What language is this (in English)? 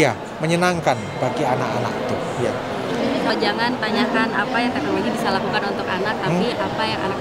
Indonesian